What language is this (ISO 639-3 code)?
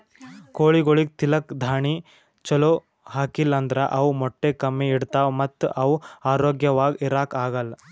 kan